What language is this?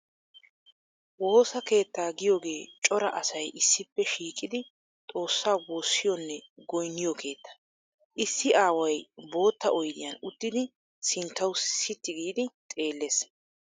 Wolaytta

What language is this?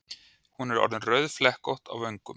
Icelandic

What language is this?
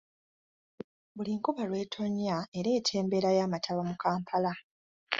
Ganda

